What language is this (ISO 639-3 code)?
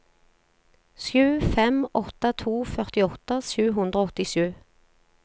nor